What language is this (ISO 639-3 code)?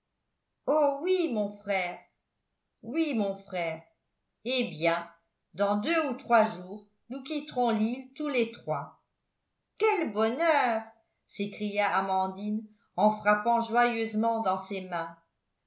fra